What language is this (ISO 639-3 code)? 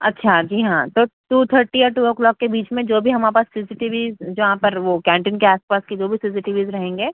urd